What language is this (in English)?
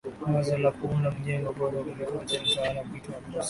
Swahili